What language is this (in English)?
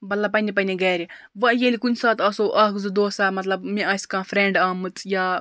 Kashmiri